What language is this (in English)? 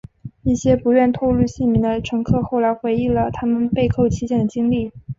Chinese